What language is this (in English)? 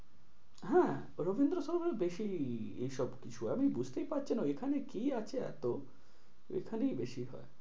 Bangla